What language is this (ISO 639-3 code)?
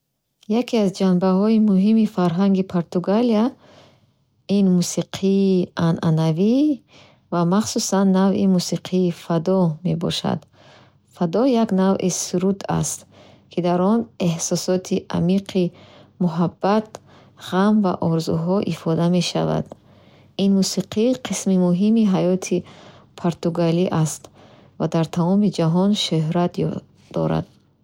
bhh